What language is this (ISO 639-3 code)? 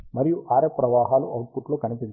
tel